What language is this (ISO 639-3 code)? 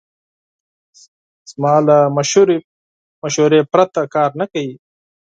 pus